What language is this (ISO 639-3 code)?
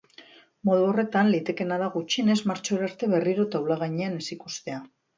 eus